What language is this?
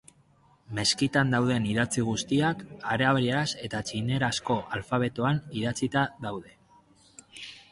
Basque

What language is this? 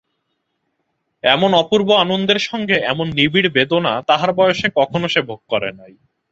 Bangla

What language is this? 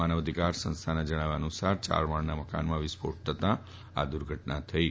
Gujarati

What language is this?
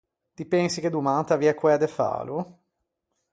Ligurian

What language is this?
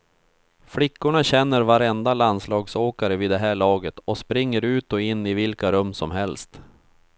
Swedish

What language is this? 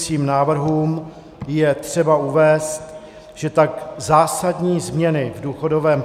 Czech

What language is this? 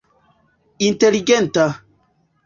Esperanto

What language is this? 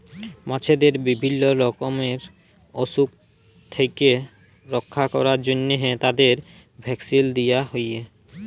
Bangla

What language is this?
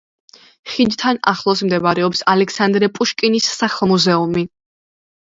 Georgian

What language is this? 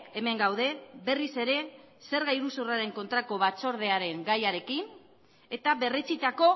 Basque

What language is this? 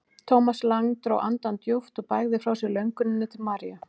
Icelandic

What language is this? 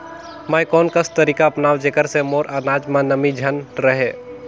Chhattisgarhi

